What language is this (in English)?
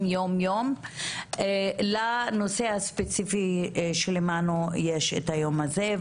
Hebrew